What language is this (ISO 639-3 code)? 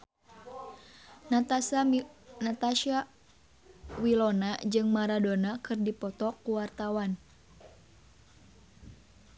sun